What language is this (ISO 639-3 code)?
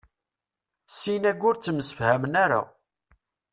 kab